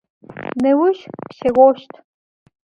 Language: Adyghe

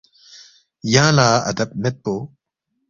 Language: Balti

